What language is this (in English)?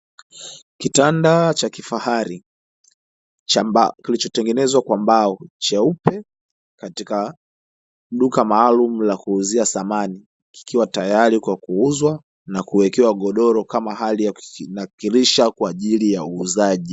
Swahili